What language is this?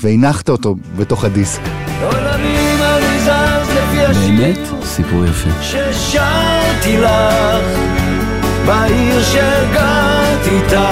Hebrew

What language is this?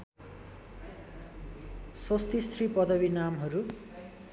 Nepali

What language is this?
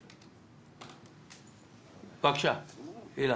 Hebrew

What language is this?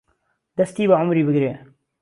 Central Kurdish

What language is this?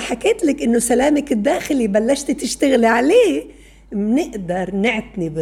Arabic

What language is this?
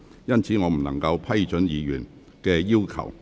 Cantonese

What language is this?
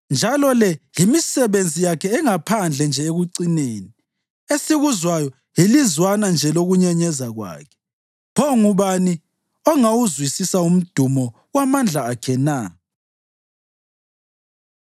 North Ndebele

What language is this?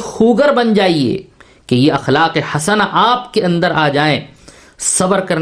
Urdu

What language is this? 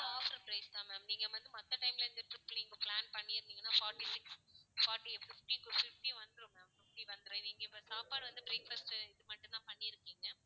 Tamil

